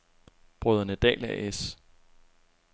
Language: Danish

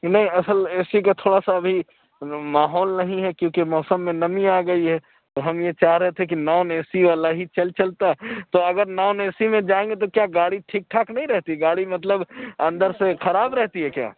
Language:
Urdu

